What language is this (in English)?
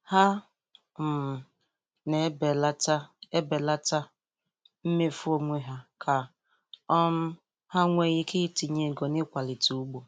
Igbo